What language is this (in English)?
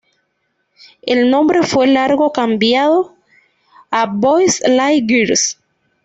Spanish